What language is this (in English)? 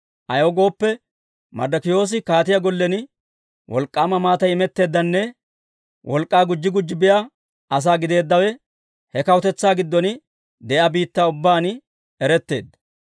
Dawro